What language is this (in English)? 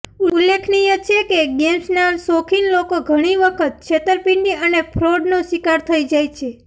Gujarati